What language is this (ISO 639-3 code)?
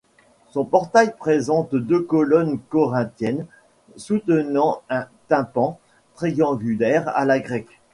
fra